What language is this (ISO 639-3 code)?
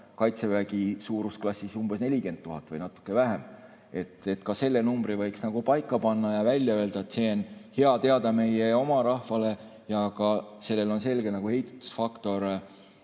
est